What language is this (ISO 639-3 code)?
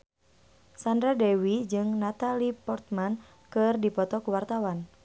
sun